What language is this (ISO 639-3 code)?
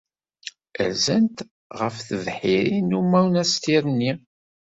kab